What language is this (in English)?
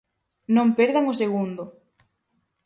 Galician